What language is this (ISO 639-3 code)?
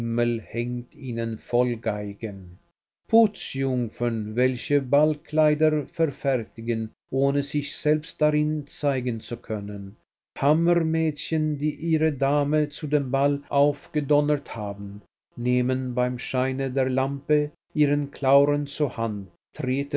deu